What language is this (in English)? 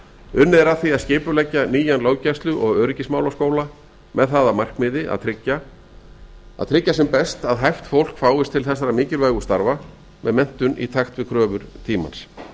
Icelandic